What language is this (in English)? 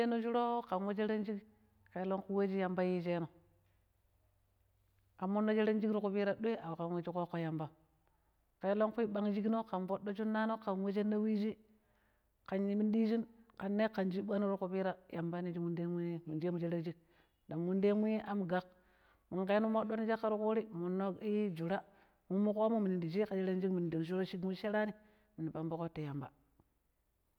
Pero